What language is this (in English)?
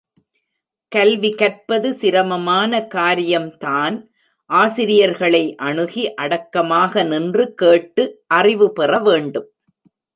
Tamil